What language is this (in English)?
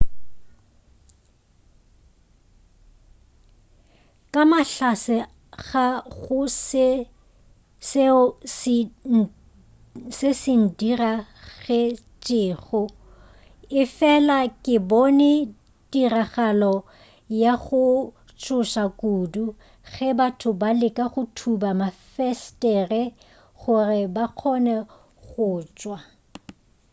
Northern Sotho